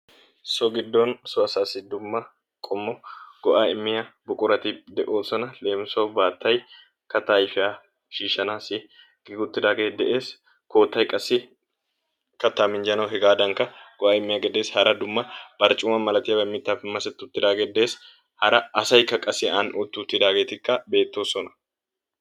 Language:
Wolaytta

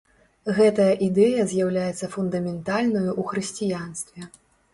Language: Belarusian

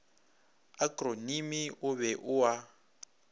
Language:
Northern Sotho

